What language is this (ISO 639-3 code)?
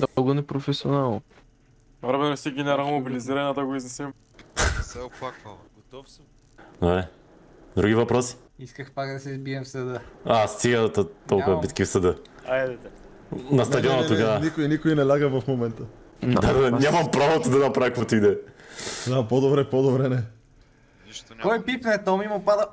bul